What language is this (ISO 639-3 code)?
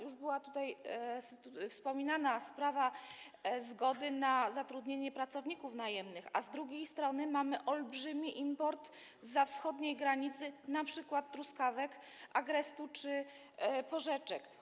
pol